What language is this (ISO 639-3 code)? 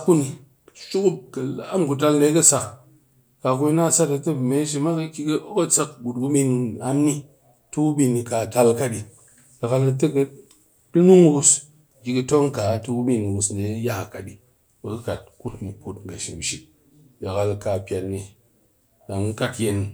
cky